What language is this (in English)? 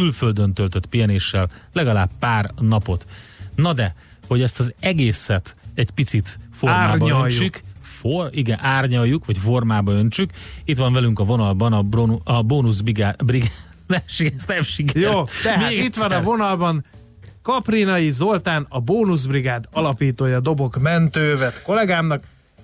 Hungarian